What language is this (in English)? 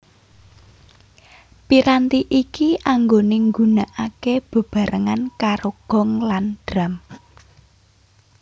Javanese